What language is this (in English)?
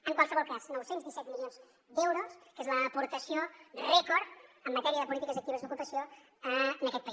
Catalan